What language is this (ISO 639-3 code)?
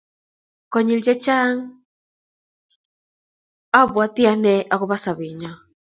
kln